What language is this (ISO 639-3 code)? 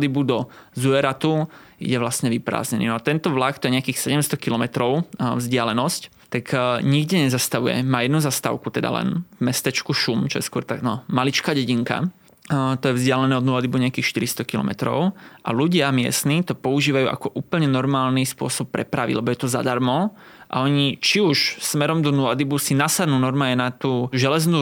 slk